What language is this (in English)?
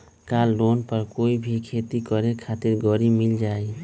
Magahi